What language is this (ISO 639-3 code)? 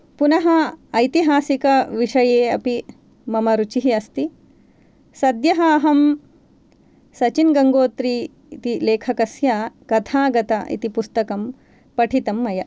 san